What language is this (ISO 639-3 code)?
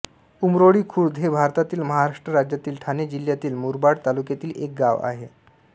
mar